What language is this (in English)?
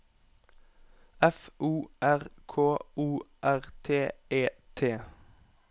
Norwegian